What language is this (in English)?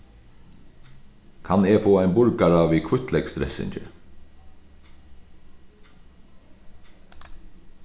Faroese